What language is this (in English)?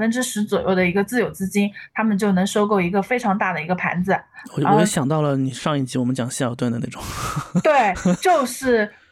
Chinese